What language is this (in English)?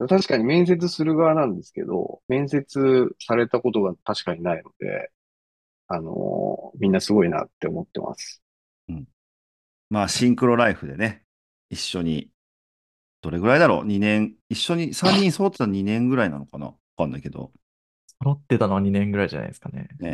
Japanese